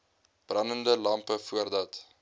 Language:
Afrikaans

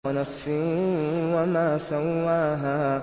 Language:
Arabic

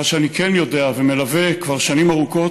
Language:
Hebrew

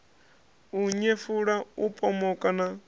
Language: Venda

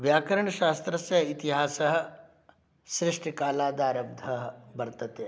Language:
Sanskrit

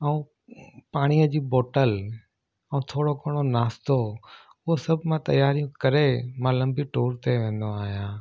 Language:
Sindhi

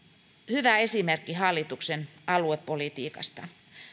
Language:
Finnish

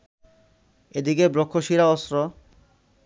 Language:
Bangla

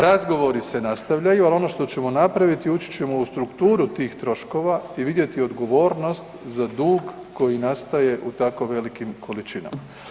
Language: Croatian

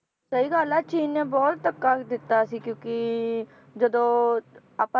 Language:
Punjabi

